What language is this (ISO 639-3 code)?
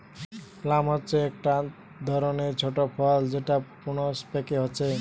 ben